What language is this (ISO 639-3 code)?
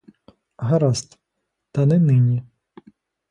ukr